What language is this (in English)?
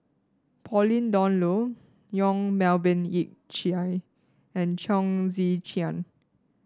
English